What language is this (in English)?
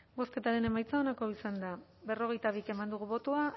Basque